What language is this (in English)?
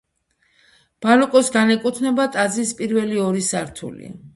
Georgian